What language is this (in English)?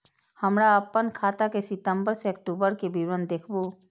Maithili